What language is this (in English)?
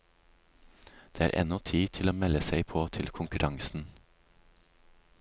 Norwegian